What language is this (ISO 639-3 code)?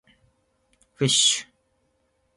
jpn